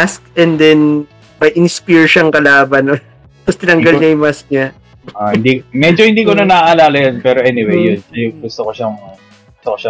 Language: Filipino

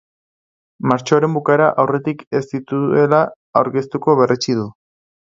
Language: Basque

